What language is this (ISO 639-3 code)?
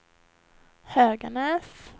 swe